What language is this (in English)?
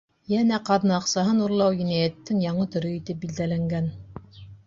Bashkir